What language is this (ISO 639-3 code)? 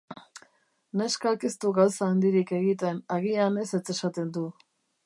eus